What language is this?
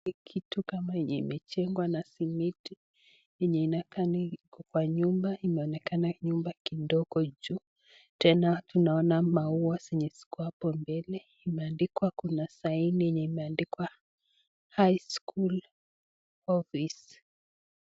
Swahili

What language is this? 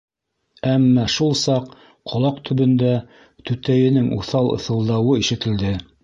Bashkir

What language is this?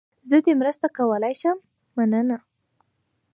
Pashto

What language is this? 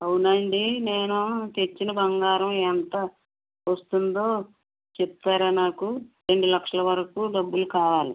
Telugu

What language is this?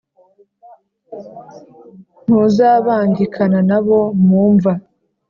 Kinyarwanda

